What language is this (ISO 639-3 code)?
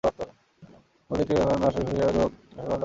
ben